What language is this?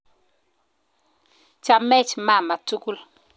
Kalenjin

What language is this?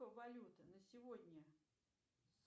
Russian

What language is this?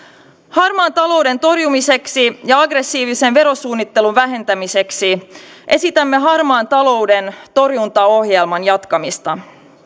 Finnish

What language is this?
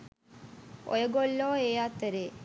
Sinhala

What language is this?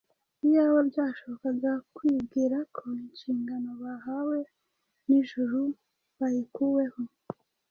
Kinyarwanda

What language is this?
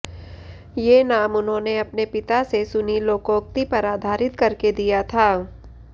Hindi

